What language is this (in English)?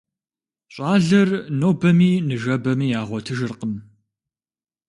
Kabardian